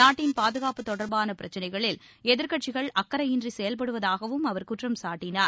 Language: Tamil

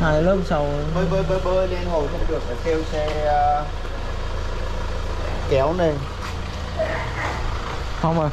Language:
Vietnamese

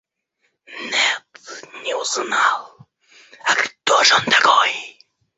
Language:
Russian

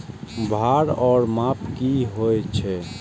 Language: Maithili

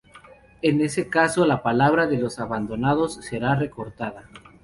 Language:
Spanish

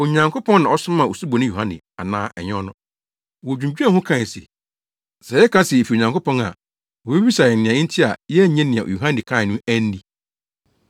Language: Akan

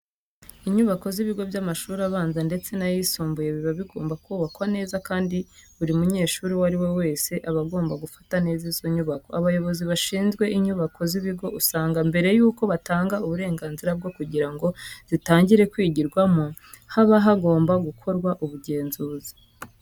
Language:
Kinyarwanda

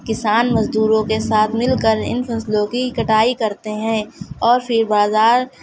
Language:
Urdu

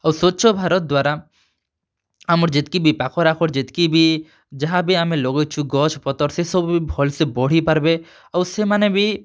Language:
Odia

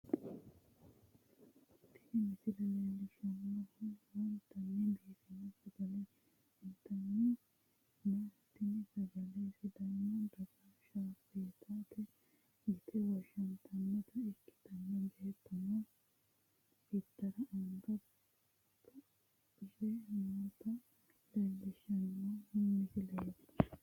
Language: Sidamo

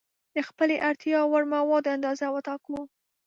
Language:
Pashto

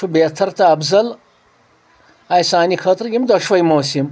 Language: Kashmiri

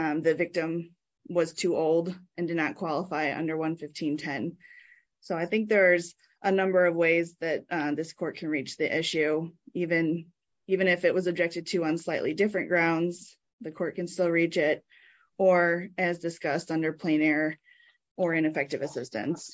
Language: English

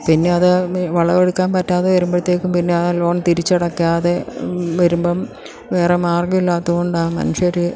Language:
Malayalam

